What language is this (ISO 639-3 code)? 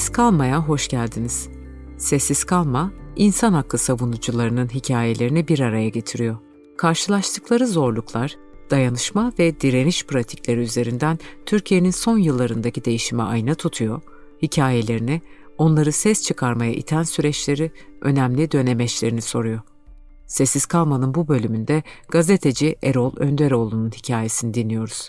tur